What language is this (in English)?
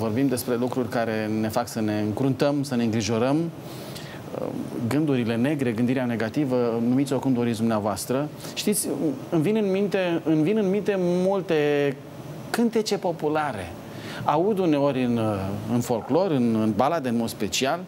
Romanian